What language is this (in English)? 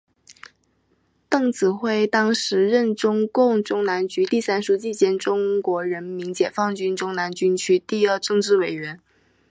Chinese